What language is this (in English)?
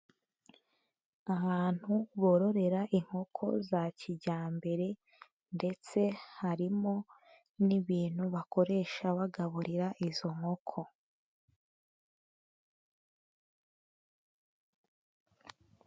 Kinyarwanda